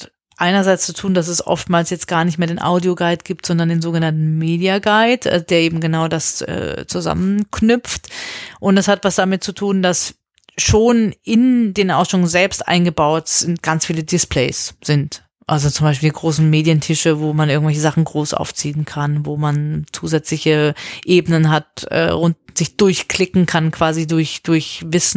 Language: German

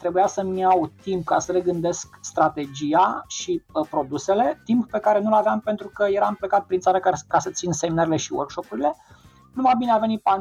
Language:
Romanian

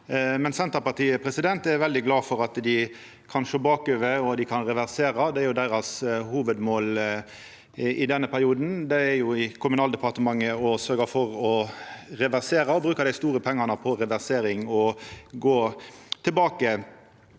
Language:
Norwegian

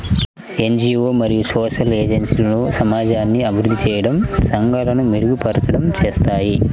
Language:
Telugu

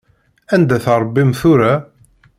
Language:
Kabyle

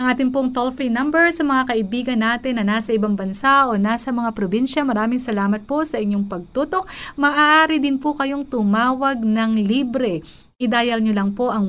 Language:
Filipino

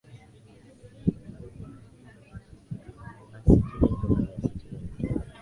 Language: Swahili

